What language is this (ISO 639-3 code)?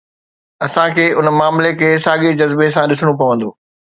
snd